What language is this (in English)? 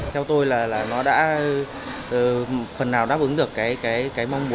Vietnamese